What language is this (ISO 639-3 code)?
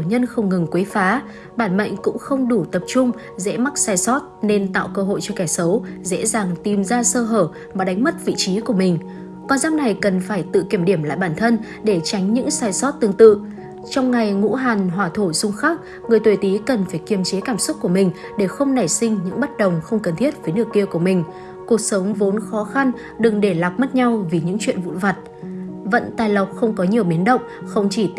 vie